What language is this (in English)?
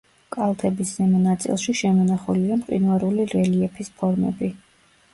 Georgian